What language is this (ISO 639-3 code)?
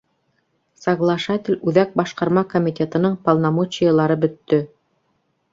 bak